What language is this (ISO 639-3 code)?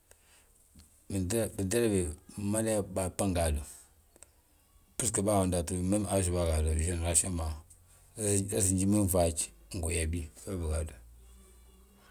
bjt